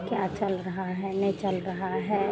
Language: Hindi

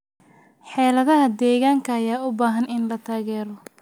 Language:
Somali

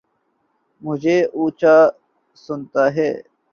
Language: Urdu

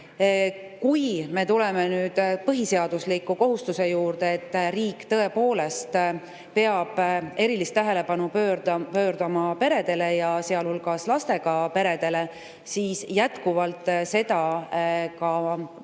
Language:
Estonian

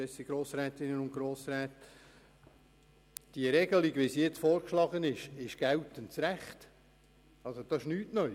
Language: Swiss German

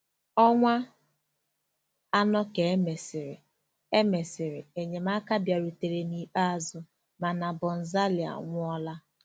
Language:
Igbo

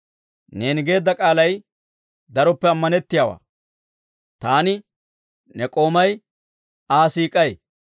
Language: Dawro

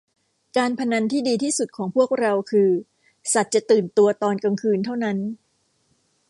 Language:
Thai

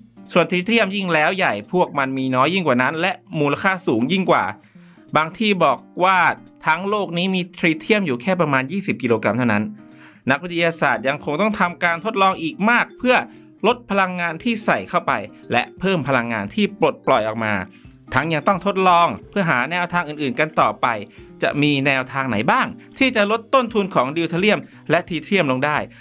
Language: Thai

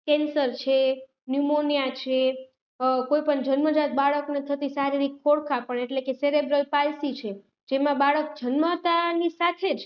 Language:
Gujarati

